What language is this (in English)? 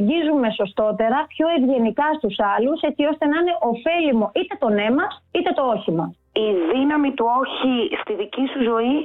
Greek